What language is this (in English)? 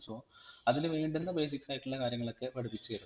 Malayalam